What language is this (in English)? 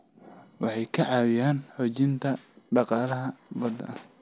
Somali